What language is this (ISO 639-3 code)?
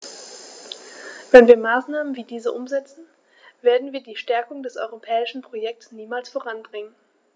deu